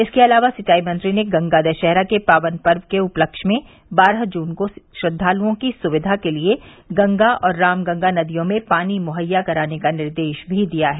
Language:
Hindi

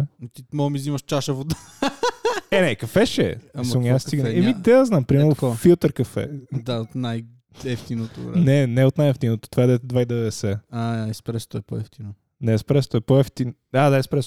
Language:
Bulgarian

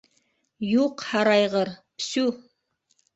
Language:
Bashkir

